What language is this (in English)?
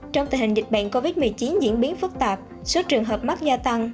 Vietnamese